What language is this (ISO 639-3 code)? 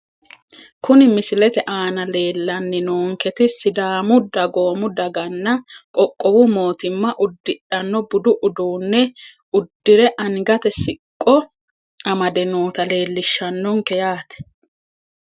sid